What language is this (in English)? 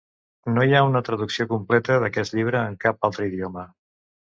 Catalan